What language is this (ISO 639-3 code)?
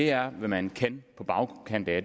dan